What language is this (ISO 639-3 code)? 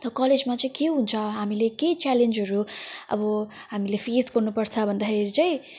nep